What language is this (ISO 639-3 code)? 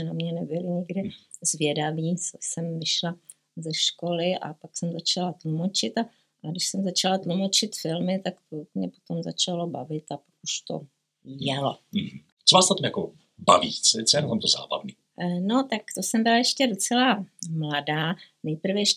ces